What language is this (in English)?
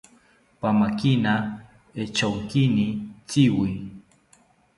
South Ucayali Ashéninka